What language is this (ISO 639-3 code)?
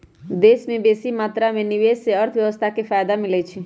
mag